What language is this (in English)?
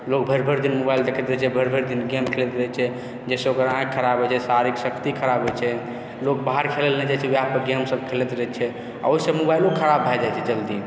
Maithili